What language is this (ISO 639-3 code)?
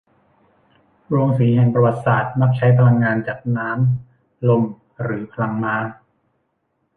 tha